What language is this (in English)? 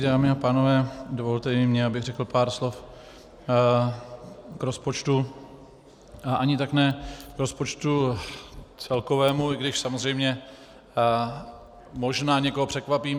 Czech